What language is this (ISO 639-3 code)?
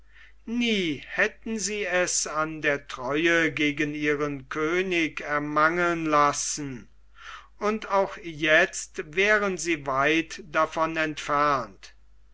deu